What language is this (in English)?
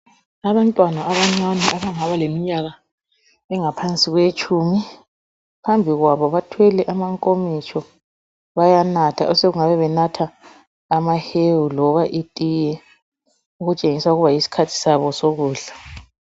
North Ndebele